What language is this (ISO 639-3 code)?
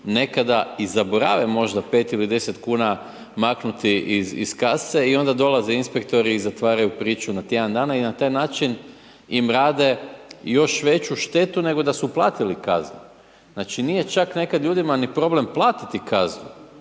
hrv